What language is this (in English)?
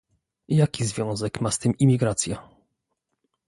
Polish